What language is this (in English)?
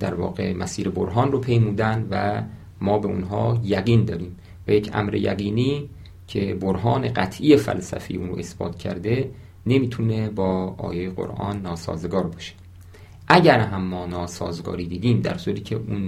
Persian